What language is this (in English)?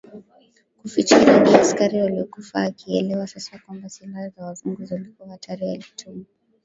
Swahili